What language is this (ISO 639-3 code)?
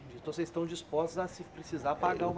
por